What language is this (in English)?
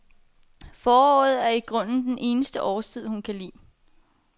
Danish